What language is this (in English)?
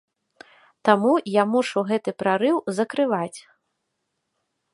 Belarusian